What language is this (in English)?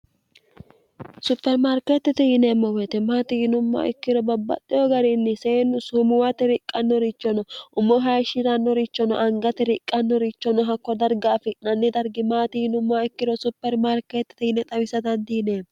Sidamo